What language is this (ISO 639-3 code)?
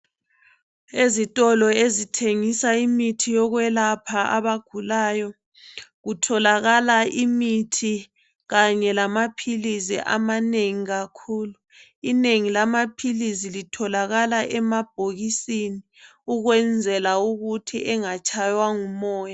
nde